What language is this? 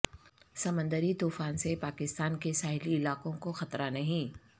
Urdu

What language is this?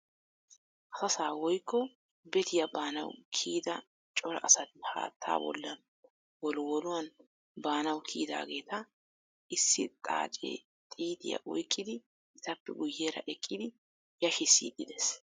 Wolaytta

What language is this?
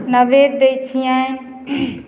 Maithili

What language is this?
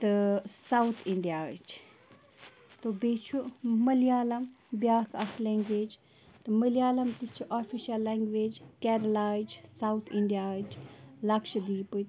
Kashmiri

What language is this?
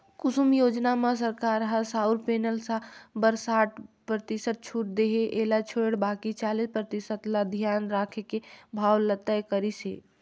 Chhattisgarhi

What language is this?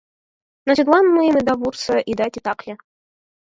Mari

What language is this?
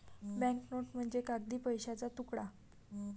Marathi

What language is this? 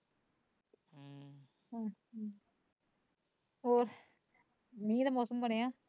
Punjabi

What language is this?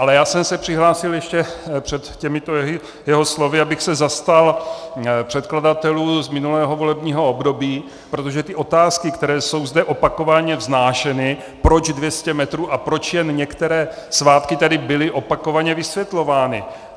Czech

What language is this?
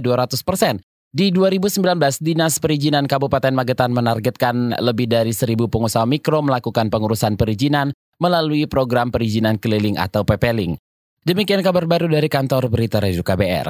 Indonesian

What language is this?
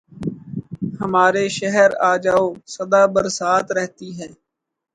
Urdu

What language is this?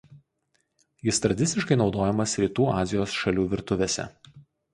Lithuanian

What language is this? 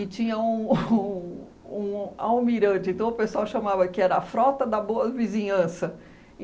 Portuguese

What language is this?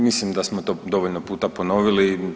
Croatian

